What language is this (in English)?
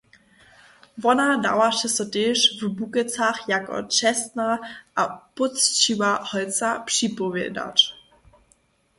Upper Sorbian